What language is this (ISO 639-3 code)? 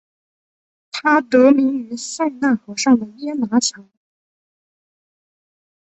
zho